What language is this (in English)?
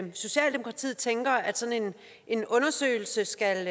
Danish